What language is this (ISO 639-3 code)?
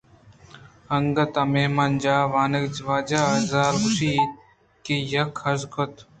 bgp